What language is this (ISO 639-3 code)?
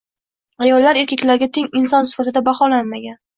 uzb